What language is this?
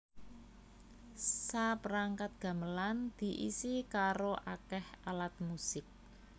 Javanese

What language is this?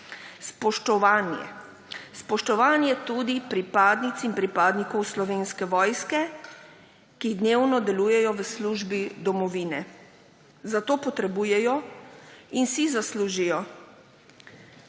Slovenian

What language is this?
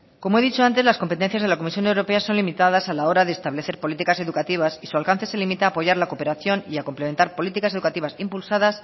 Spanish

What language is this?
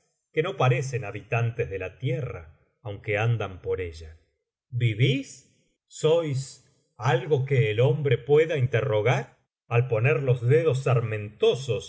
Spanish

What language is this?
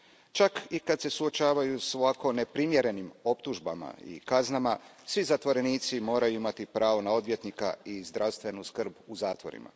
Croatian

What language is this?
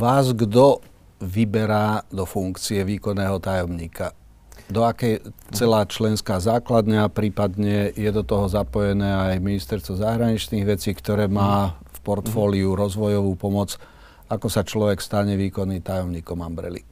Slovak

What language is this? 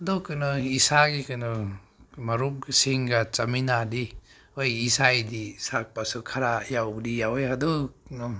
Manipuri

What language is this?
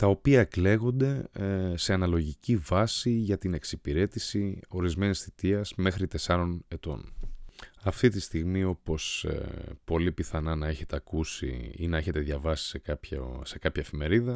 Greek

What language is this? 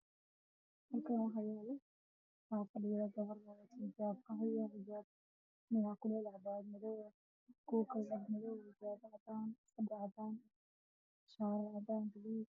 Somali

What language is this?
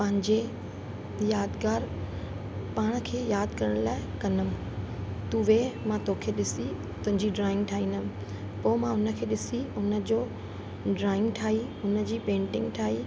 Sindhi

